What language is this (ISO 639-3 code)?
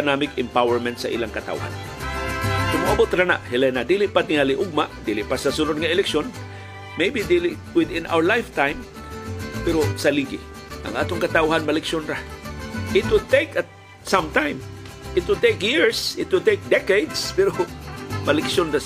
fil